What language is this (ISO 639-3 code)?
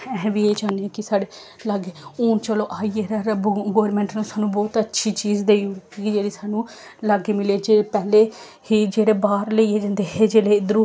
doi